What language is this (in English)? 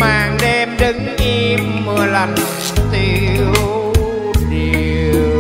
Vietnamese